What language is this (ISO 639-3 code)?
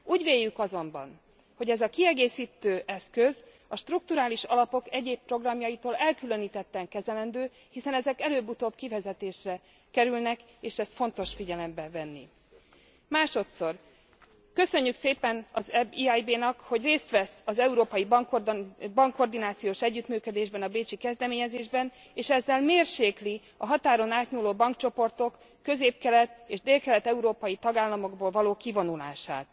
hun